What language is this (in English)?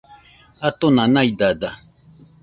Nüpode Huitoto